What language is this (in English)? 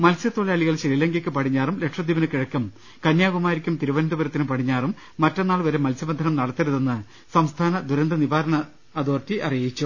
Malayalam